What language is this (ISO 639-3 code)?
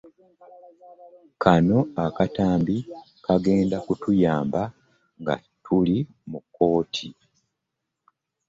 lug